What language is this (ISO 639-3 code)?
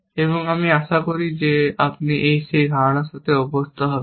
ben